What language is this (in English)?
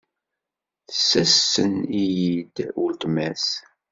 Kabyle